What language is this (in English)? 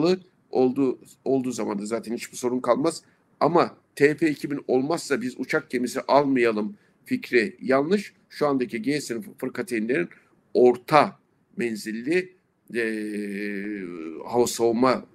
Turkish